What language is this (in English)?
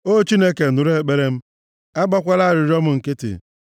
Igbo